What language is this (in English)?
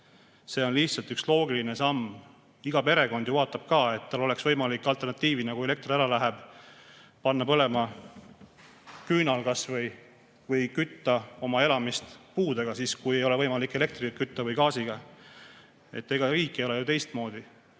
Estonian